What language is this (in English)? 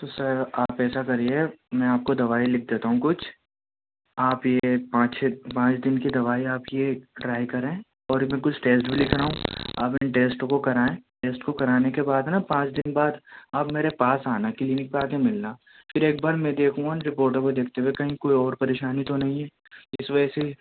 Urdu